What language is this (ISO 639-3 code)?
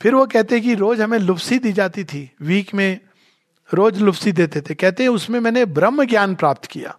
hin